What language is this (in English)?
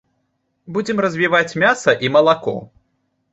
Belarusian